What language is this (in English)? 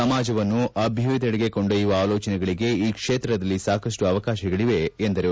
Kannada